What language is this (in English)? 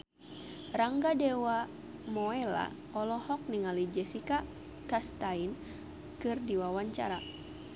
Sundanese